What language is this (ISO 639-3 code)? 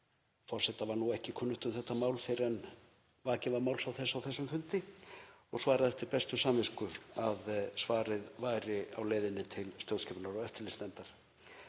isl